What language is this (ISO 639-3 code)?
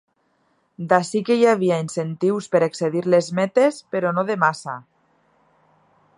cat